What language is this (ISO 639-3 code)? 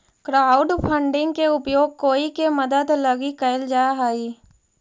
mag